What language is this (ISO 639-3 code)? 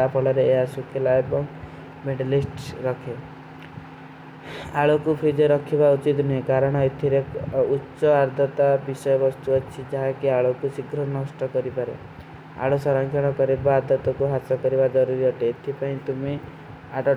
uki